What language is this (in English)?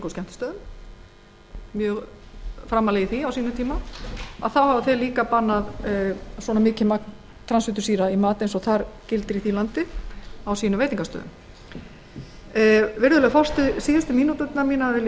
Icelandic